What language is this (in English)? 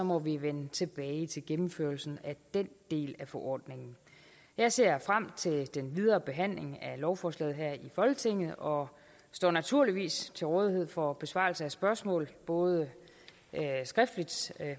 Danish